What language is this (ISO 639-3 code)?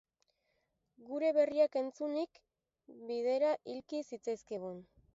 eus